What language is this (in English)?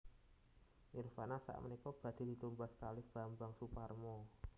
Javanese